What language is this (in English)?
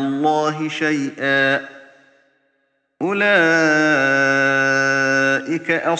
Arabic